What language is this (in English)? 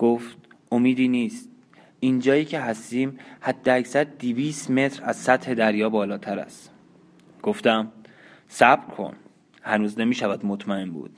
Persian